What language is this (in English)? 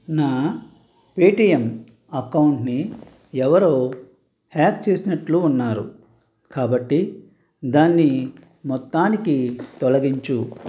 Telugu